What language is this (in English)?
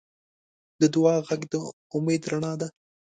Pashto